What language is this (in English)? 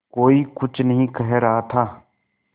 Hindi